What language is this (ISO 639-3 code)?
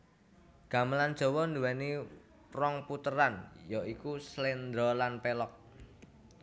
jav